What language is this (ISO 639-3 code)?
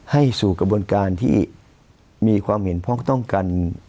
tha